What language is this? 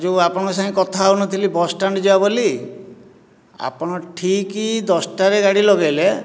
Odia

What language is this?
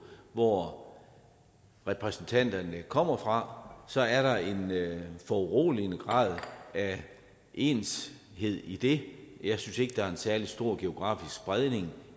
Danish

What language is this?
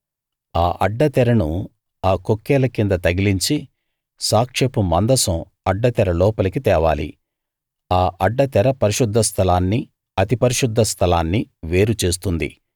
Telugu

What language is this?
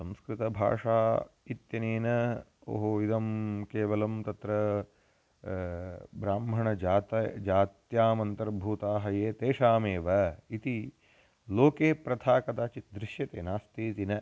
Sanskrit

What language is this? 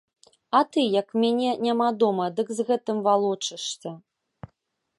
Belarusian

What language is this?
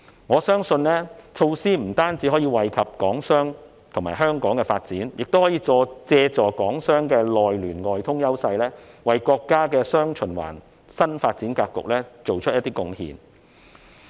Cantonese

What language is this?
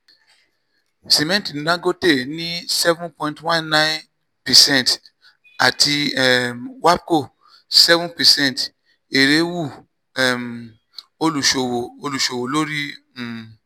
Yoruba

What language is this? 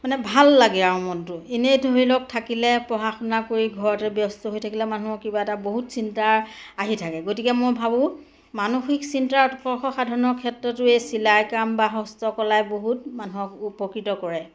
Assamese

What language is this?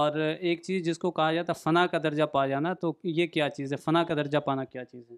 Urdu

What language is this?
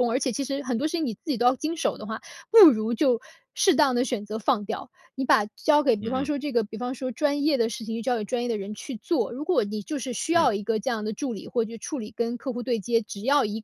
Chinese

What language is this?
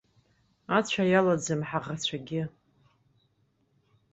Abkhazian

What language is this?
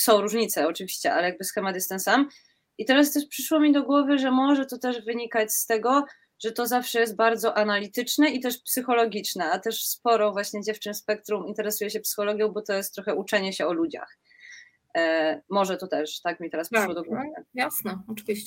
Polish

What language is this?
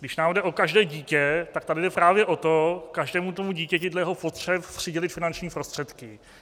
Czech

